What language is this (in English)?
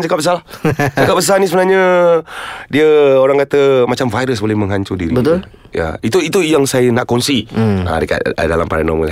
Malay